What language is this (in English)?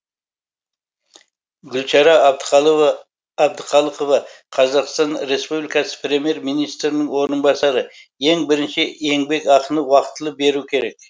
Kazakh